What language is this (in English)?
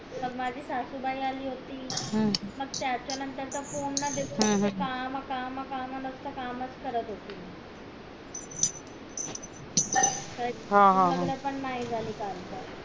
Marathi